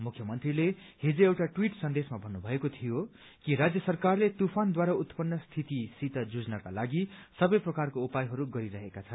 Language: Nepali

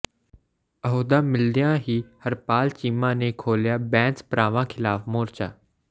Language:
Punjabi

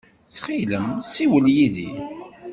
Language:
Kabyle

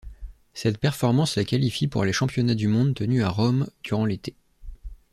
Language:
French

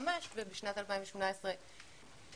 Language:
Hebrew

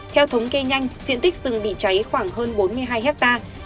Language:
Vietnamese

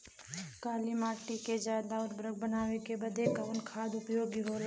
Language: Bhojpuri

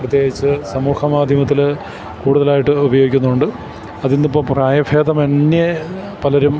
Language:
Malayalam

